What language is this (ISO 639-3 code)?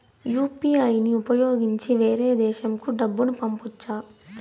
tel